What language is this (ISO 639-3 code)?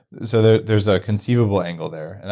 eng